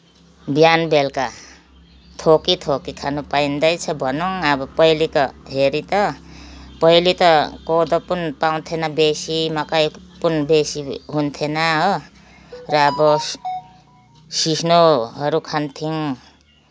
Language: Nepali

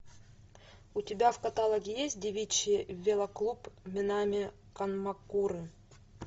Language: Russian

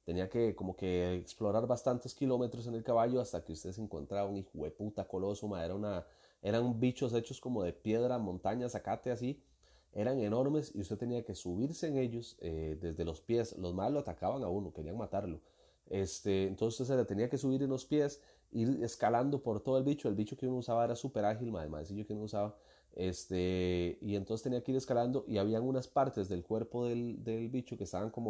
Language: Spanish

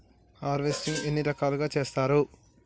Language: Telugu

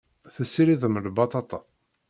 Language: Kabyle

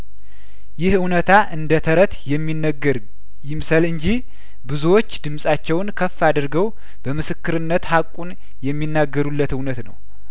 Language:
Amharic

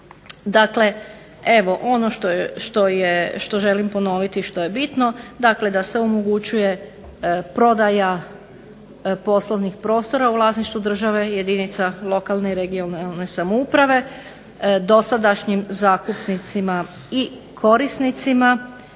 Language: Croatian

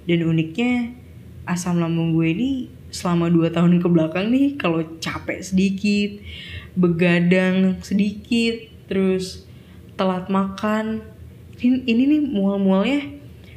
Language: Indonesian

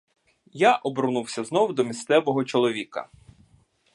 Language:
Ukrainian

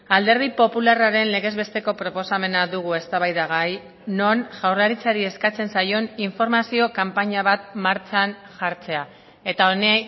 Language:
Basque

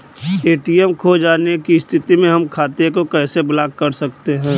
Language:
Bhojpuri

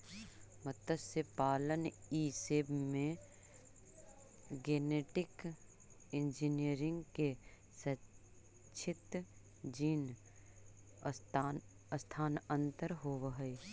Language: Magahi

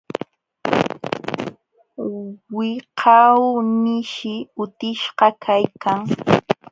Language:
Jauja Wanca Quechua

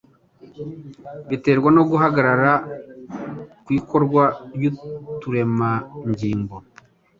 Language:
Kinyarwanda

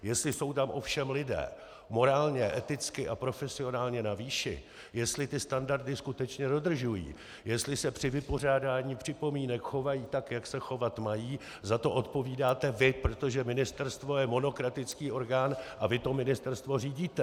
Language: Czech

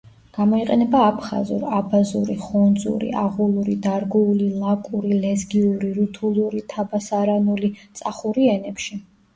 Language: Georgian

